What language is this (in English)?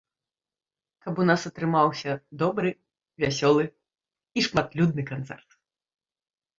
Belarusian